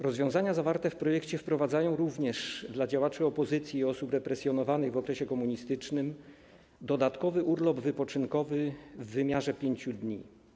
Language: Polish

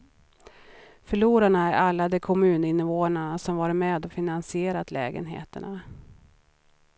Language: Swedish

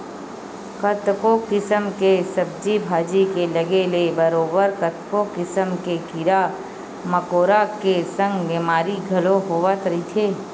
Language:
Chhattisgarhi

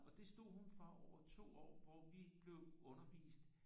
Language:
Danish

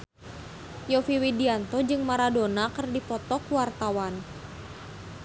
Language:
Sundanese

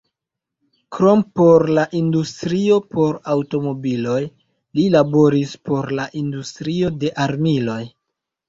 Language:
Esperanto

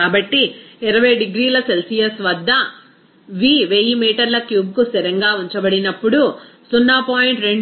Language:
Telugu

